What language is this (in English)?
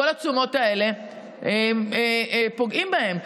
Hebrew